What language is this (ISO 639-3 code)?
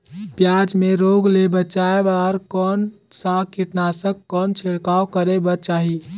hne